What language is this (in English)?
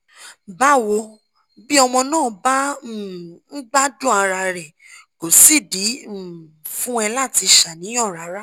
Yoruba